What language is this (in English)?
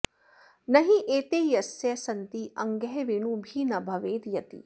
Sanskrit